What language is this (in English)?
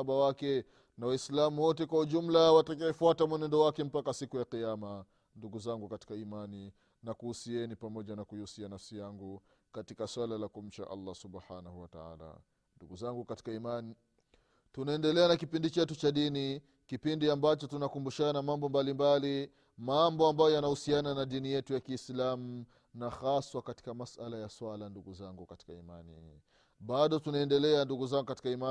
Swahili